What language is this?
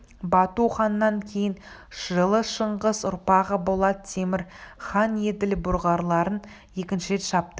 Kazakh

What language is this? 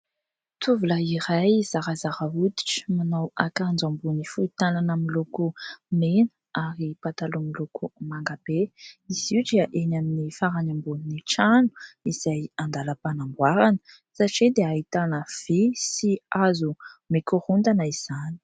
Malagasy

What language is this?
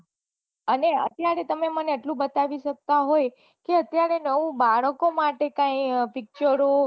Gujarati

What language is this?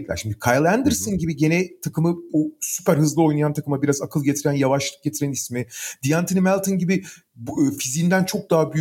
Turkish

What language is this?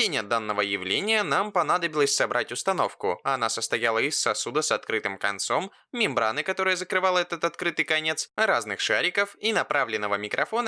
Russian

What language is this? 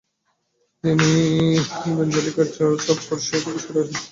Bangla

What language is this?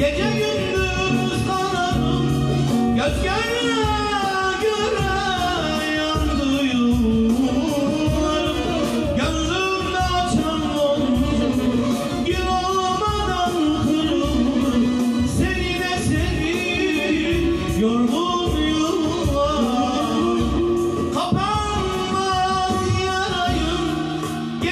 Turkish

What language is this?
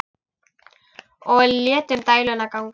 Icelandic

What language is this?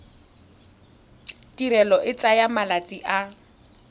Tswana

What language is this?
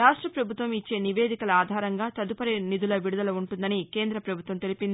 Telugu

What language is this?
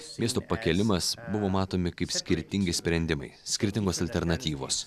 Lithuanian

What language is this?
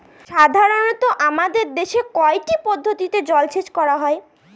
Bangla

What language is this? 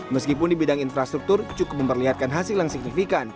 Indonesian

